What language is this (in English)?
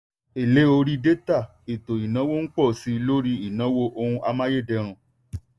Yoruba